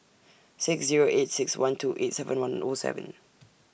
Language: English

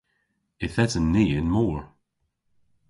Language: Cornish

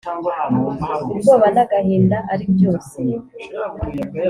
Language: Kinyarwanda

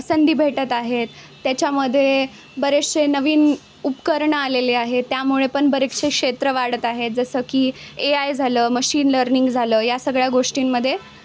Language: Marathi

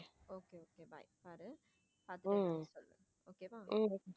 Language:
Tamil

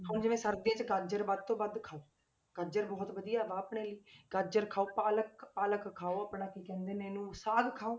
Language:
Punjabi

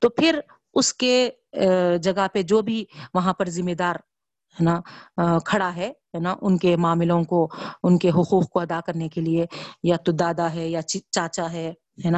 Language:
Urdu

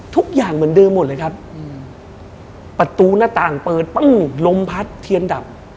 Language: Thai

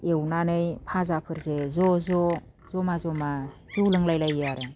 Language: Bodo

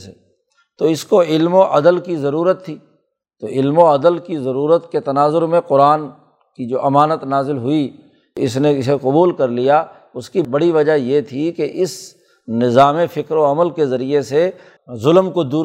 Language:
Urdu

